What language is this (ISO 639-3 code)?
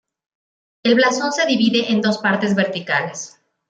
spa